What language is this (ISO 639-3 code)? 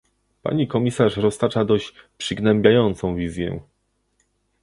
pol